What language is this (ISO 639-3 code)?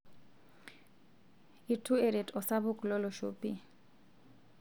mas